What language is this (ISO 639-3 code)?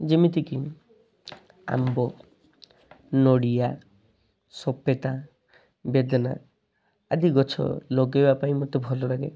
ori